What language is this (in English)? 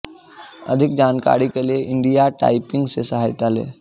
Sanskrit